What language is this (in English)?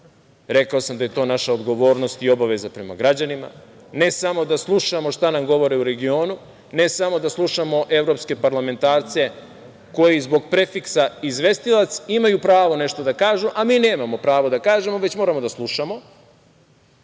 Serbian